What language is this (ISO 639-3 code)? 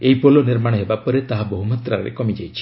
ori